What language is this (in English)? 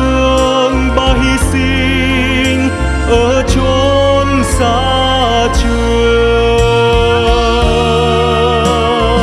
Vietnamese